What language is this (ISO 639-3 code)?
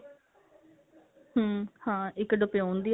pan